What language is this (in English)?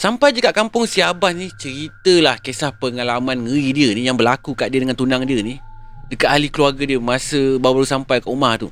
Malay